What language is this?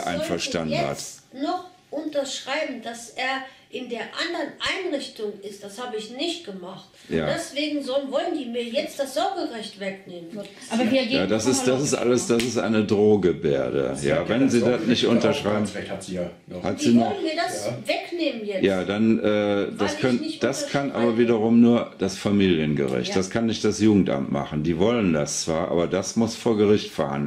German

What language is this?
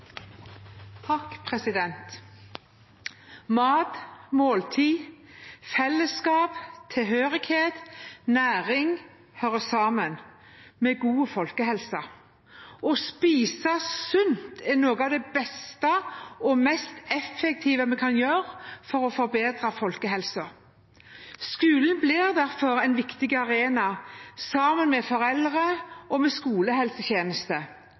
Norwegian Bokmål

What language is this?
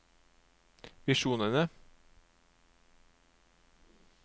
Norwegian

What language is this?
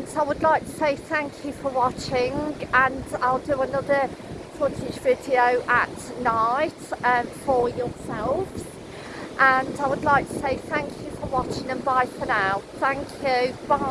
English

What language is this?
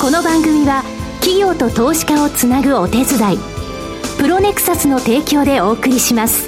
Japanese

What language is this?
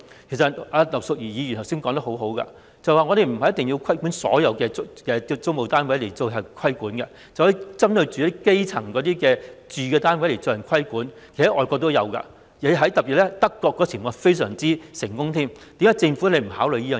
Cantonese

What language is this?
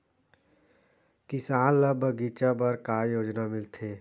Chhattisgarhi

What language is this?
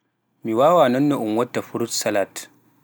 Pular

